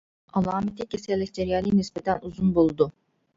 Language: Uyghur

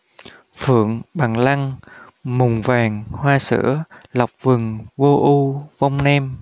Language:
Vietnamese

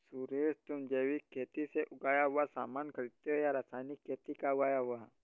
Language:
Hindi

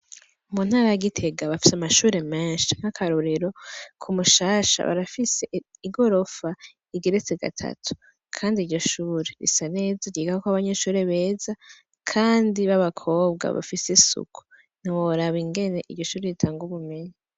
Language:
Rundi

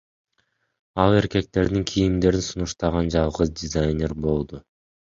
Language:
Kyrgyz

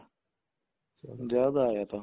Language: Punjabi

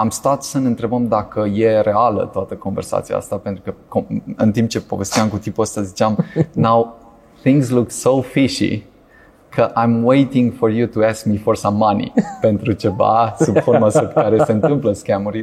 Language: Romanian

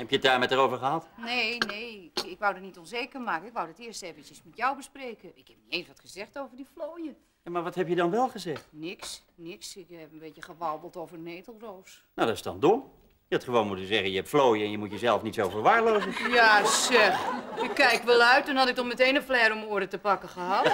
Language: Dutch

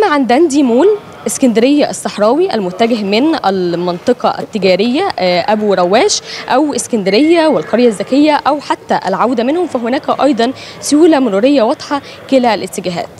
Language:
Arabic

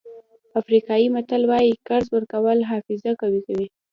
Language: Pashto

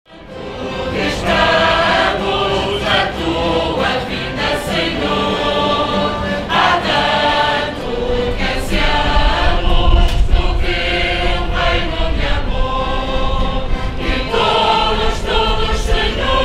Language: Romanian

